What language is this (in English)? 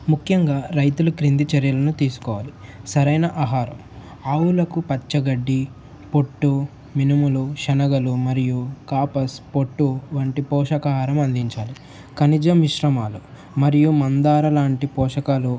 Telugu